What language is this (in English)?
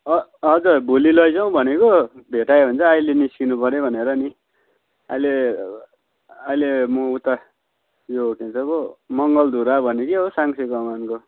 Nepali